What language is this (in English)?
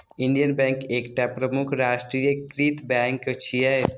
Maithili